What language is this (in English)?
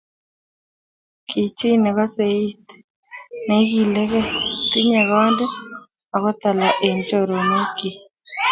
Kalenjin